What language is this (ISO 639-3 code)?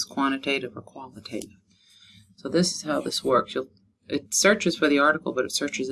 eng